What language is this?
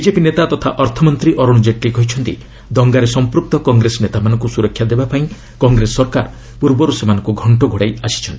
Odia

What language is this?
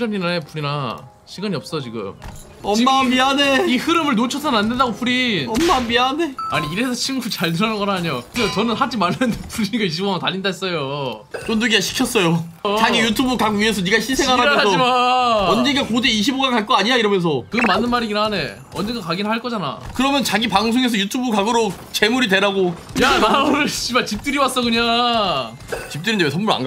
Korean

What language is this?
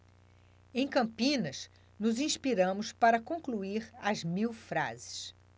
Portuguese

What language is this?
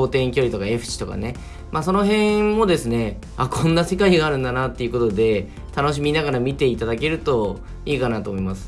Japanese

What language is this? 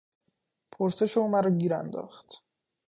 Persian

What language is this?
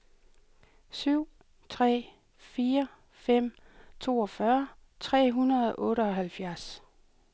Danish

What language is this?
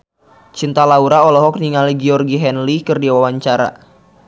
Sundanese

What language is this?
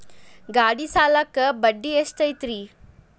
Kannada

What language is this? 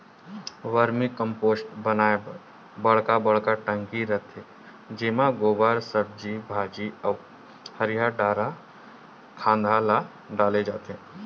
Chhattisgarhi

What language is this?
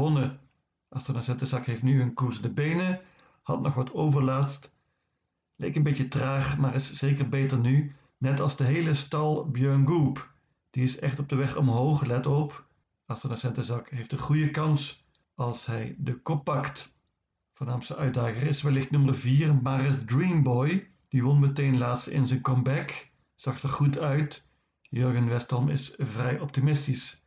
Dutch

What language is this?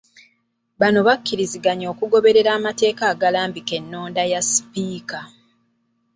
Ganda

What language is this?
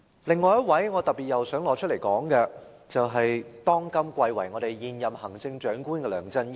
Cantonese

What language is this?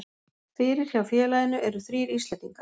Icelandic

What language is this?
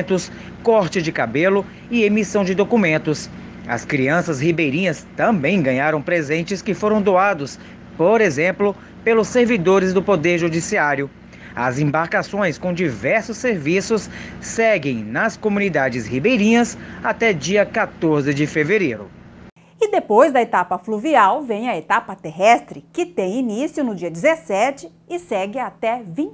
Portuguese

